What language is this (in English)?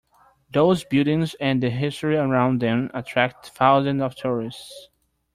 English